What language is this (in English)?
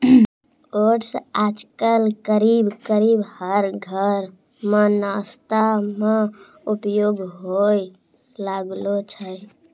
Maithili